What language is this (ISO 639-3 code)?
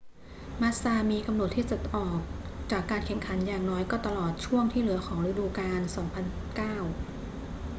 tha